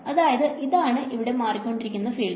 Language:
Malayalam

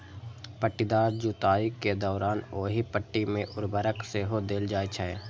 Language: Maithili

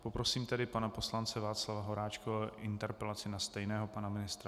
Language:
Czech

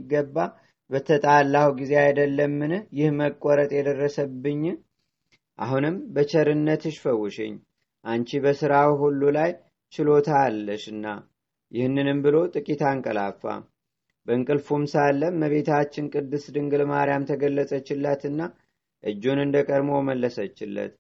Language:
Amharic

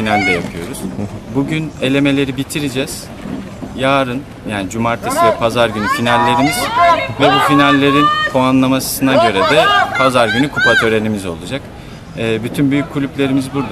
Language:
Turkish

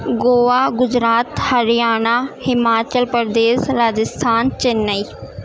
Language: Urdu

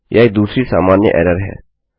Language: Hindi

